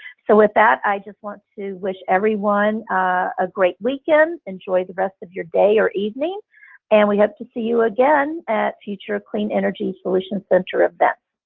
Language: English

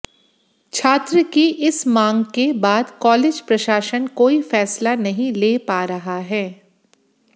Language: Hindi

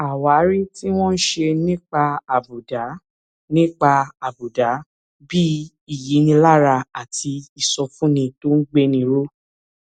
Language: Yoruba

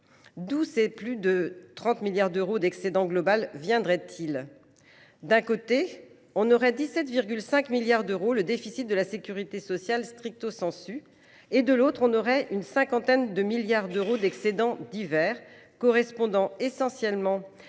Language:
French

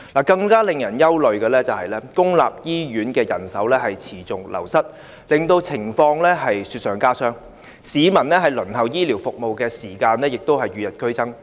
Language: Cantonese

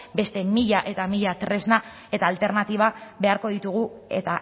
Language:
Basque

